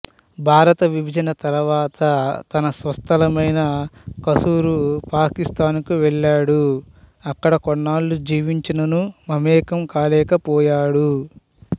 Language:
Telugu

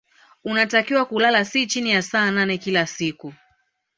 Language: Swahili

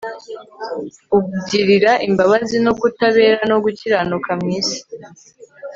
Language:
Kinyarwanda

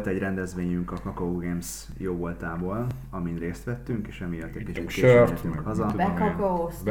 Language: Hungarian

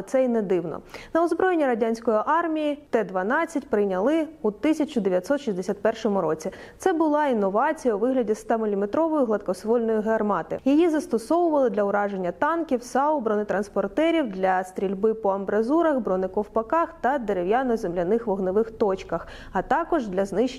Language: Ukrainian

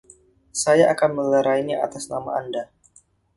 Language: Indonesian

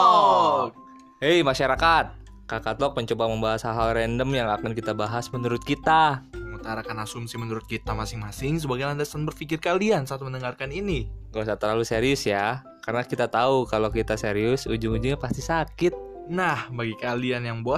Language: Indonesian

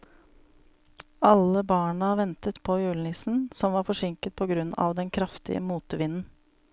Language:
Norwegian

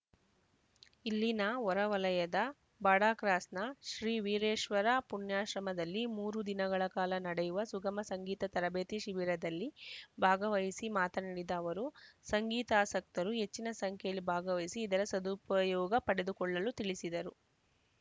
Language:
Kannada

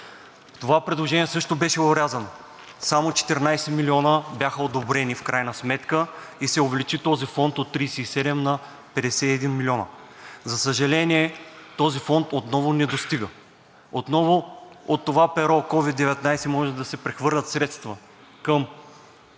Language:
Bulgarian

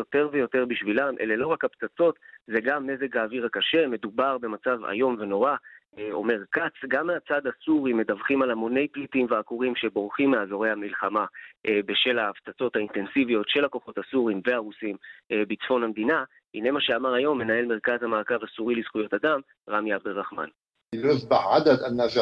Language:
Hebrew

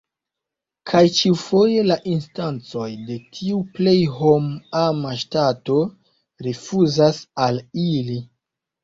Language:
Esperanto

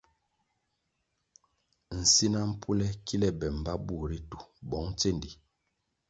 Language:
Kwasio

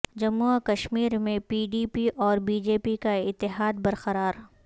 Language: Urdu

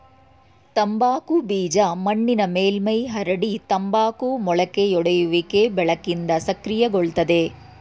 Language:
Kannada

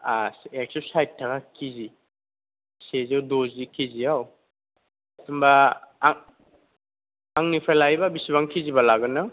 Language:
Bodo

